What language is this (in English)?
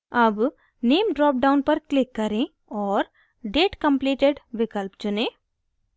Hindi